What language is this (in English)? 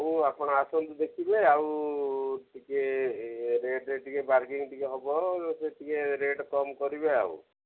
Odia